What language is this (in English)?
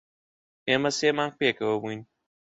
Central Kurdish